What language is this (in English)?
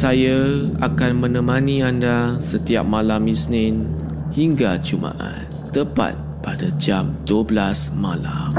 Malay